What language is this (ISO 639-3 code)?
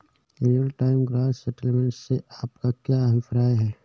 hin